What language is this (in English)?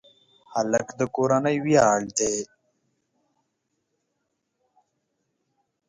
Pashto